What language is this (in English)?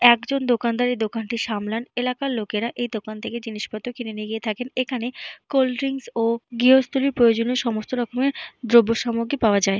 Bangla